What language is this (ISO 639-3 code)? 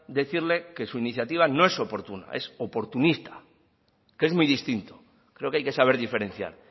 spa